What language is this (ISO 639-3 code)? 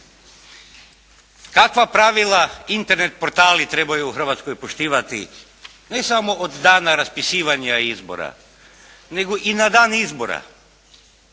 hrv